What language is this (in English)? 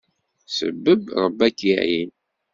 Kabyle